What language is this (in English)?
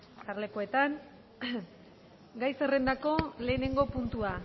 Basque